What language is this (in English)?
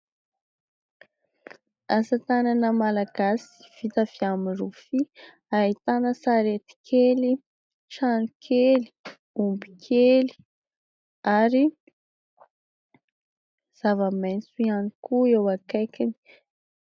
Malagasy